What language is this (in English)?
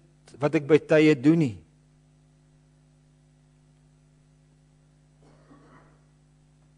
Dutch